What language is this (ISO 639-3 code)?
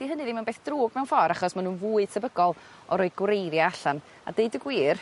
cym